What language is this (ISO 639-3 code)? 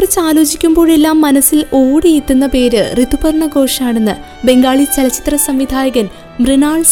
mal